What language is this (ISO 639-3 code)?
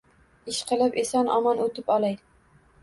uzb